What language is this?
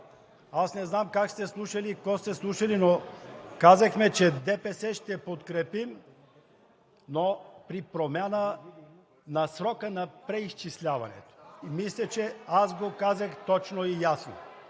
Bulgarian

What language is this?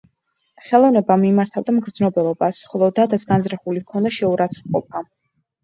Georgian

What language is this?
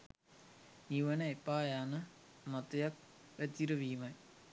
Sinhala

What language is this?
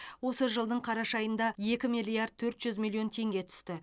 Kazakh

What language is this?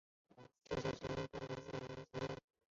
Chinese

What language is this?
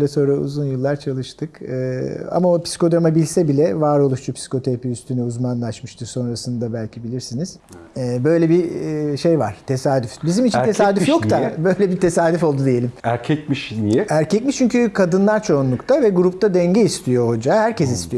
Turkish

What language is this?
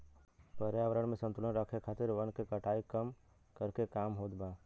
Bhojpuri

